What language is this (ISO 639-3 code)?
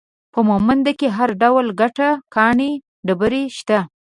pus